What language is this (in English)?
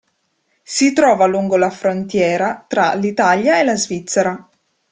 Italian